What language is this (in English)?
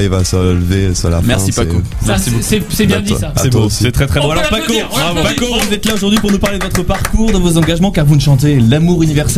French